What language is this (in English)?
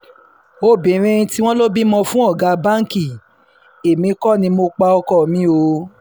Yoruba